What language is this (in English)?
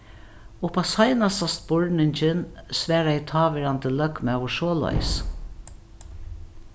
Faroese